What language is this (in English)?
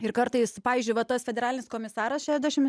Lithuanian